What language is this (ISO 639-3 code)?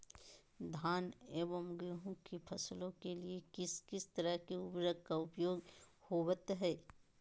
mag